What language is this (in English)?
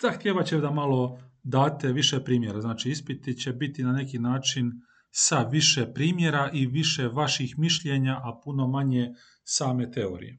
Croatian